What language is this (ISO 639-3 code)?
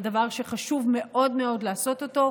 heb